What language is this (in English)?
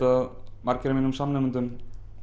Icelandic